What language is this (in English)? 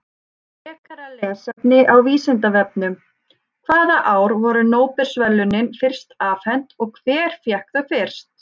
Icelandic